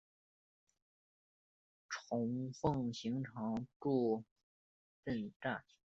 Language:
Chinese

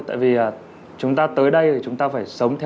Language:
Vietnamese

